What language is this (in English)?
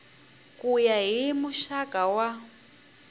Tsonga